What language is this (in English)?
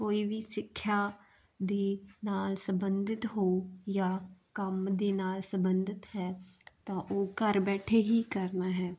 Punjabi